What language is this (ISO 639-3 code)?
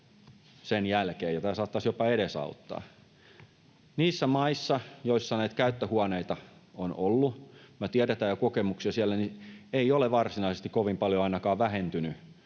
fin